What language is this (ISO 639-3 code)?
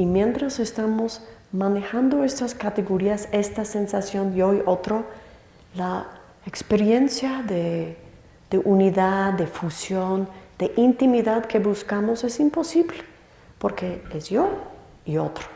spa